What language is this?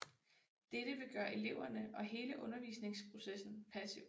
Danish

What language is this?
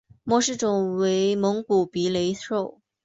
Chinese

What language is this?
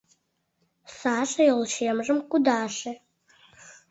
Mari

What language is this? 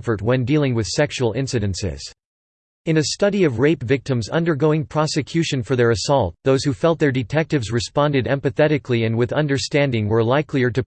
English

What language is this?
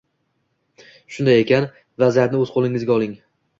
Uzbek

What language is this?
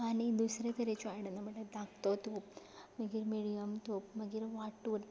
Konkani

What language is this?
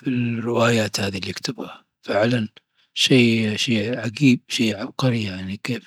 Dhofari Arabic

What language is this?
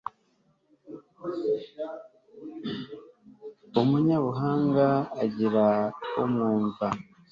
Kinyarwanda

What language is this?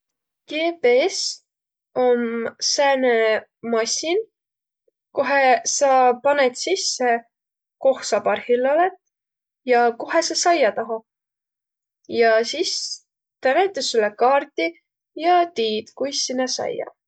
Võro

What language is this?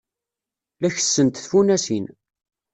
Kabyle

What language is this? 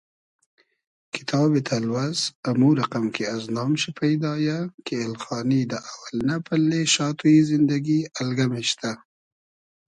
Hazaragi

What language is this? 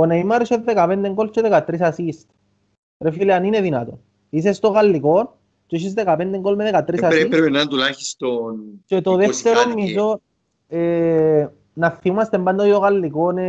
Greek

